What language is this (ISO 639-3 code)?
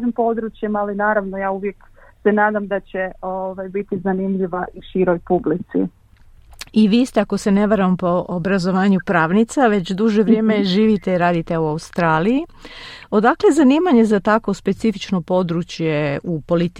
hrv